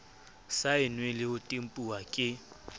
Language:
Southern Sotho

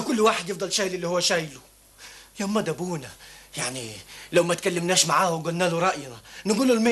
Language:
Arabic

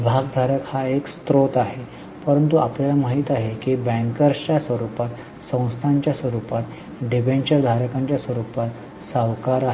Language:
Marathi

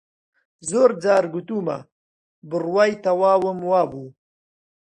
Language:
Central Kurdish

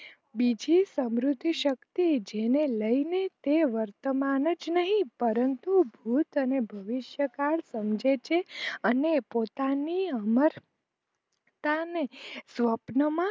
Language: Gujarati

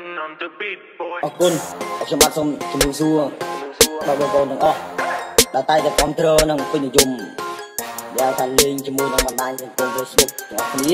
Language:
Thai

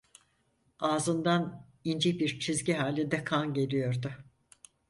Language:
Turkish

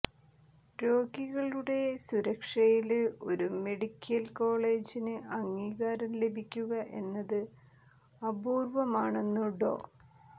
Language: Malayalam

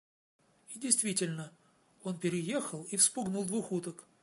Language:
Russian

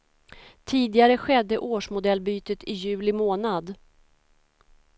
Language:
Swedish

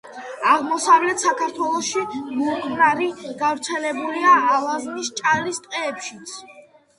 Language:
Georgian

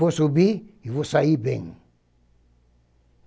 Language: Portuguese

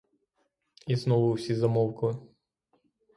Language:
Ukrainian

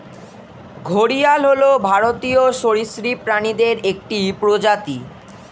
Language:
Bangla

